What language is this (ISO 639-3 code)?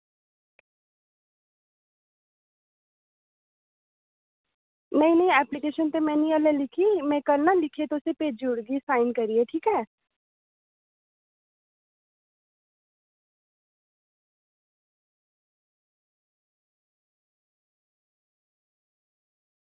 doi